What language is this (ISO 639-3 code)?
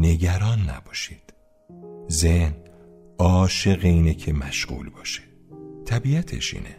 fas